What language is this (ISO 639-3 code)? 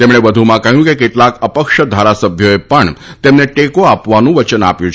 guj